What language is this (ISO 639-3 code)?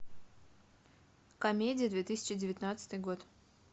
rus